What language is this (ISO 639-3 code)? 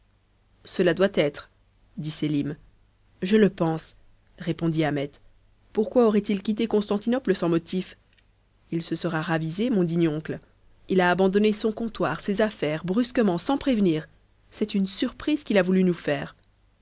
fra